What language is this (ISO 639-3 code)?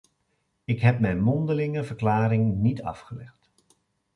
nld